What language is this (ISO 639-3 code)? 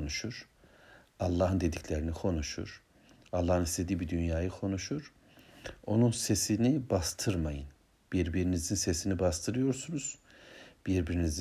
tur